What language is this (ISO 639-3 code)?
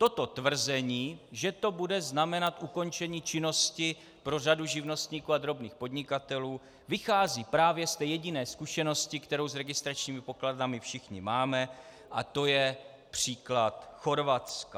ces